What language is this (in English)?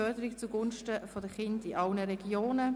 Swiss German